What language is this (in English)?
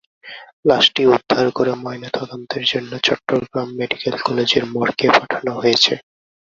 Bangla